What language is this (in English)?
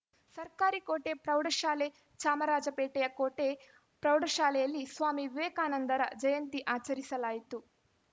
Kannada